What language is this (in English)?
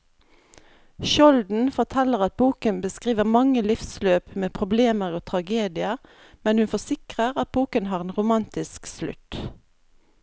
Norwegian